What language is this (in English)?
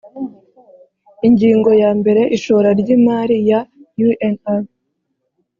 Kinyarwanda